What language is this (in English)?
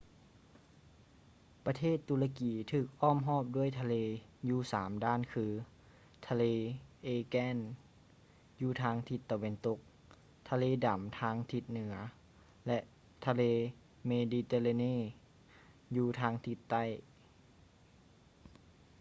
Lao